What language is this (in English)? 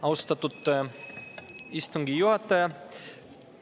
Estonian